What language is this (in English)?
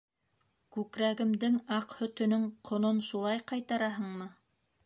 Bashkir